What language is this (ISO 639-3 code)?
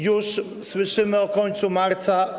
pol